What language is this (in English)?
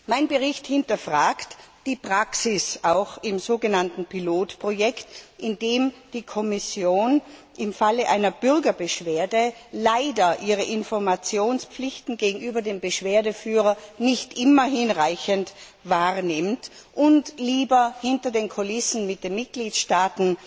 German